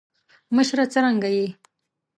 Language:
Pashto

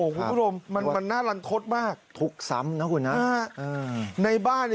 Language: Thai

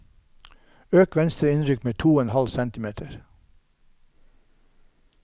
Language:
Norwegian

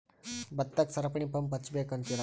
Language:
Kannada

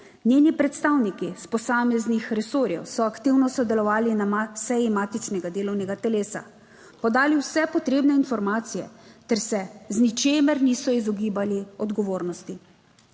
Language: Slovenian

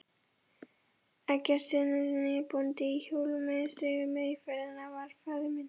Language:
Icelandic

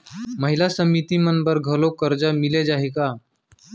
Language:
Chhattisgarhi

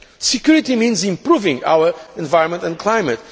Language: English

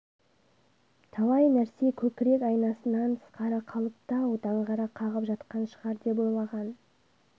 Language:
Kazakh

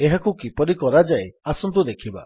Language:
Odia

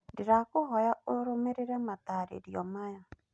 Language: Kikuyu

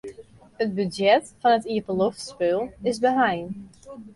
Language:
Western Frisian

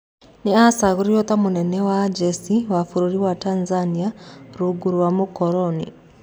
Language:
Kikuyu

